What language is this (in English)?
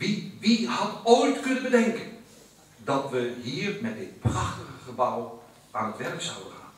Dutch